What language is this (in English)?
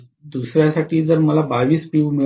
Marathi